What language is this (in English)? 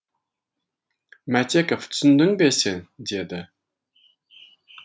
Kazakh